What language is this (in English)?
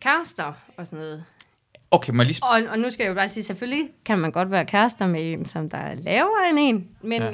Danish